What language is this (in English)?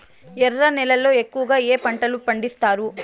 Telugu